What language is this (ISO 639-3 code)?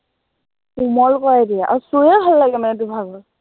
asm